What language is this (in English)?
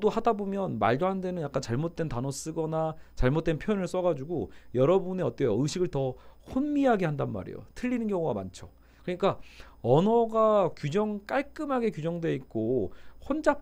Korean